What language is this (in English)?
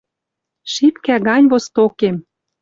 Western Mari